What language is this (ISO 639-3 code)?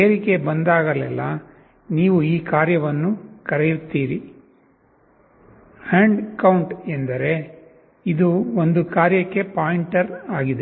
kan